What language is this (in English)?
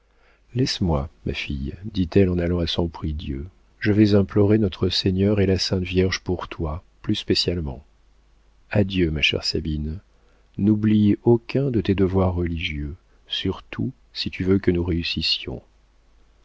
French